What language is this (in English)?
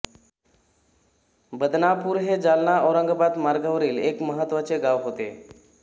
Marathi